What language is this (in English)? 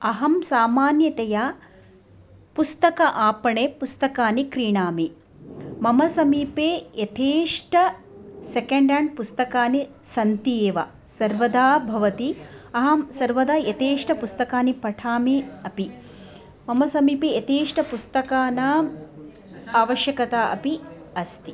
Sanskrit